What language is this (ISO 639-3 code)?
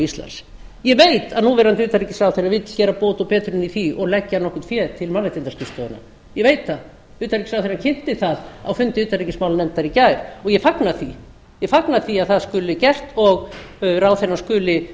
isl